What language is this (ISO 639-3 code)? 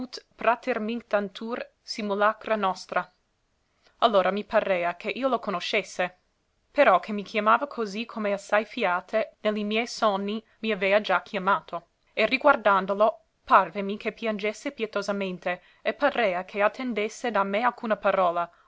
ita